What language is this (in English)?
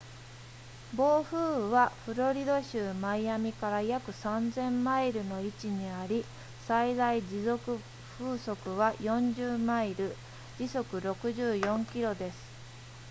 Japanese